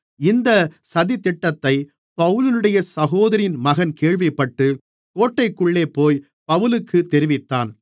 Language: Tamil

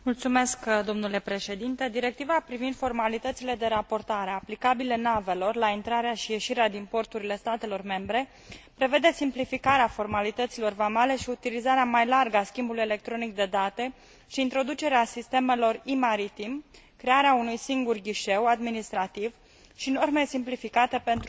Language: Romanian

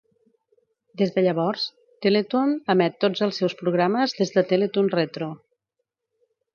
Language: Catalan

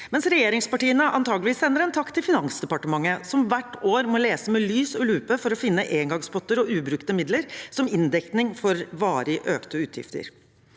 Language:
Norwegian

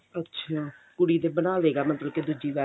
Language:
Punjabi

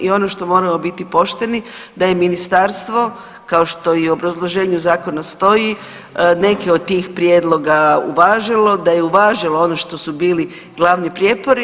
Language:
Croatian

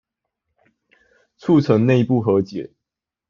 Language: Chinese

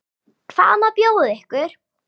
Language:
Icelandic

